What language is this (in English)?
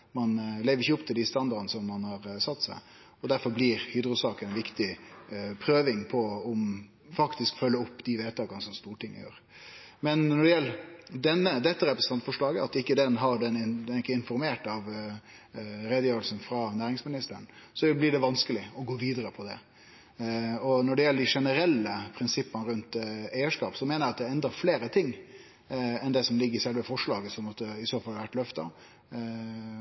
Norwegian Nynorsk